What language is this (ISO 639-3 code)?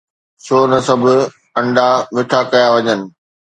snd